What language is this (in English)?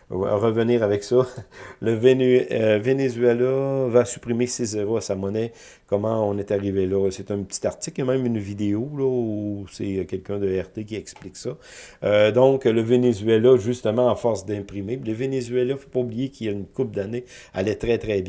French